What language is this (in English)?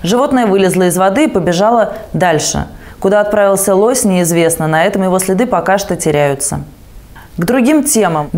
Russian